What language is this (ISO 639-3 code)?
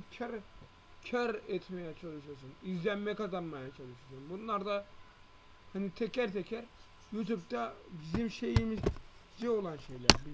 tur